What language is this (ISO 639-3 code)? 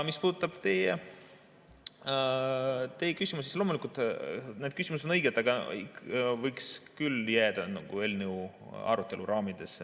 est